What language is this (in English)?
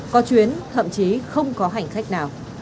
Vietnamese